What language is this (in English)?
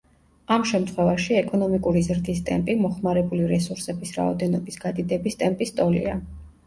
Georgian